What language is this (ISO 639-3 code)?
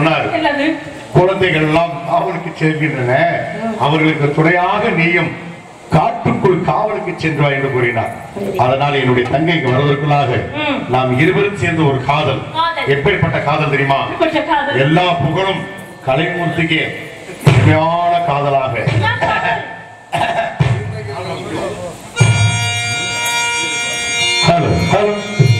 tam